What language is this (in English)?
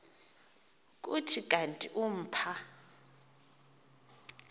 Xhosa